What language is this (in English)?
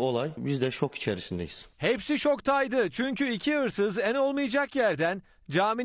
Turkish